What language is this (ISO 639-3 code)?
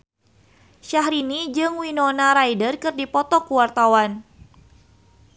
sun